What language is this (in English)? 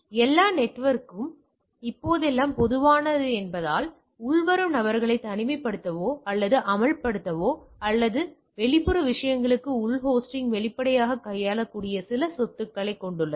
Tamil